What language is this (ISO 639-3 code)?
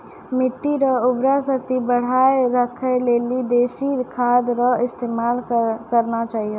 mai